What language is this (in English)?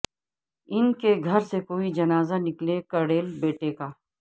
Urdu